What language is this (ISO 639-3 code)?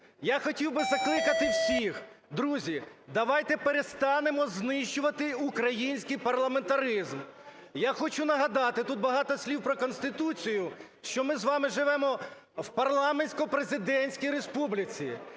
ukr